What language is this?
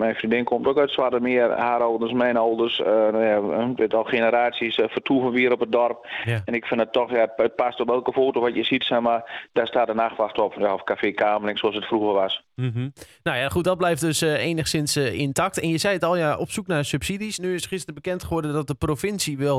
Dutch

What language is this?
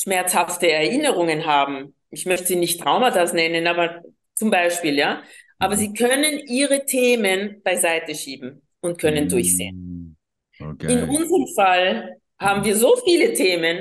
German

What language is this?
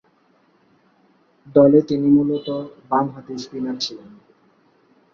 Bangla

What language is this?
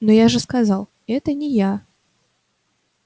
Russian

